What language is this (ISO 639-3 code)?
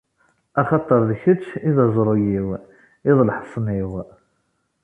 kab